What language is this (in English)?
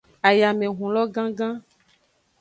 Aja (Benin)